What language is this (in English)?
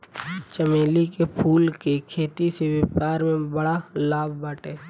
Bhojpuri